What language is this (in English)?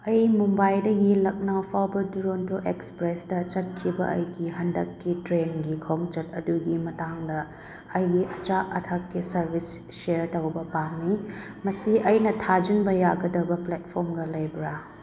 Manipuri